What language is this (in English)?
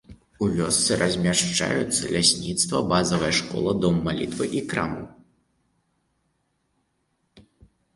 Belarusian